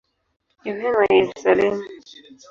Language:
Swahili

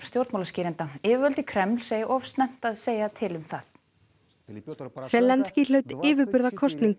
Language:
Icelandic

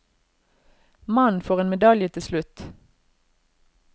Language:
Norwegian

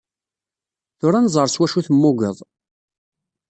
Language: Kabyle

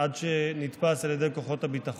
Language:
Hebrew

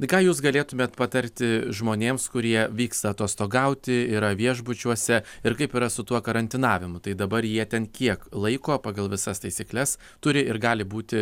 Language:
Lithuanian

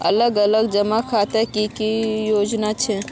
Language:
Magahi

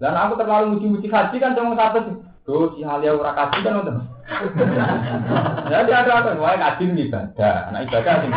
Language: Indonesian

